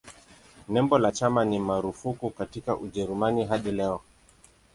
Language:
Swahili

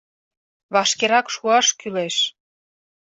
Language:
Mari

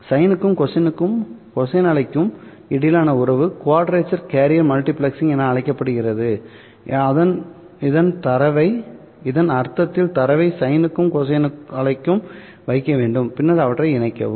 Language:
Tamil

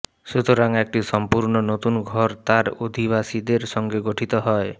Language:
Bangla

